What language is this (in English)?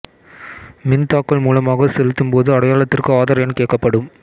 Tamil